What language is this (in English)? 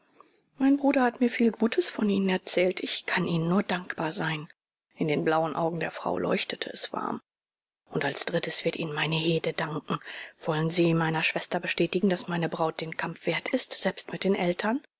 German